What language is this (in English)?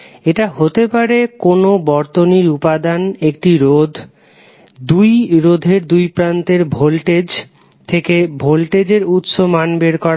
Bangla